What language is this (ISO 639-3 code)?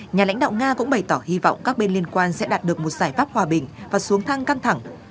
vie